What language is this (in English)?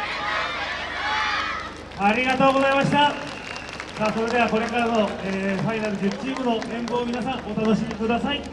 Japanese